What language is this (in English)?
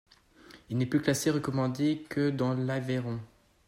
French